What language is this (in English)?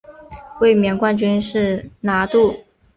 Chinese